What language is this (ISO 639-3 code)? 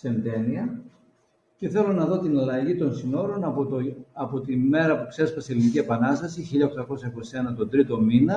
ell